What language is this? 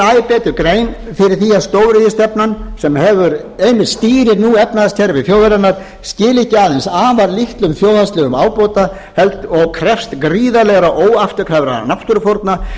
Icelandic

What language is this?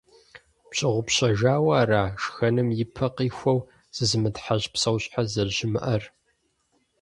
Kabardian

